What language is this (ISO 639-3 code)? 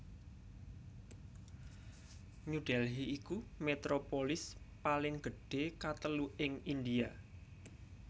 jav